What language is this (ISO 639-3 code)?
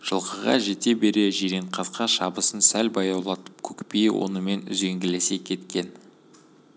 kaz